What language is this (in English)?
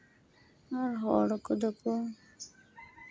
Santali